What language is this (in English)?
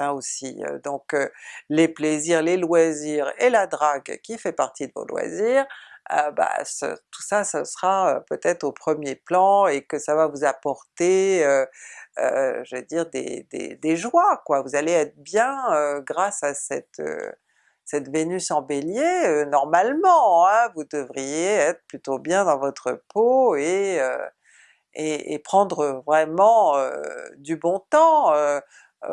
French